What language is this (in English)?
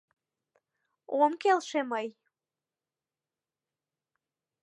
Mari